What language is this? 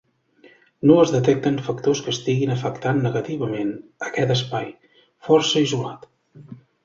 Catalan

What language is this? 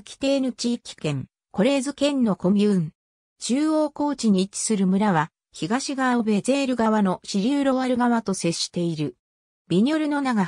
Japanese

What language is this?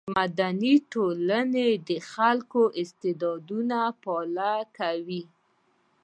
Pashto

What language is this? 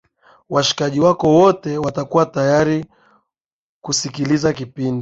Swahili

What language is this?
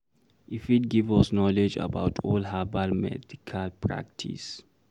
Nigerian Pidgin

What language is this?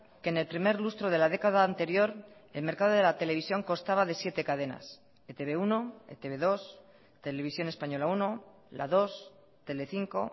Spanish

